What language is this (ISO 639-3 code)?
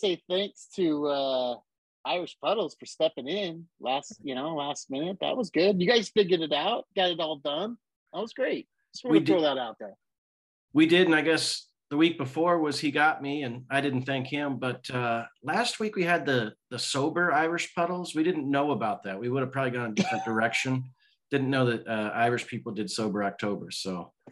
eng